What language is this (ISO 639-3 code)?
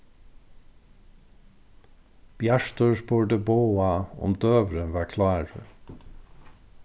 fao